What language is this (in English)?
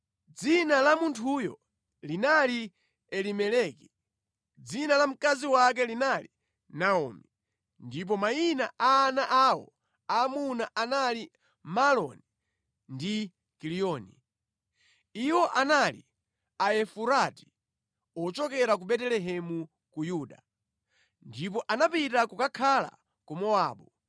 Nyanja